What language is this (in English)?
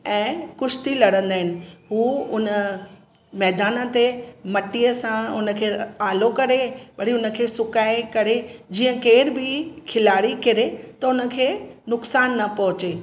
Sindhi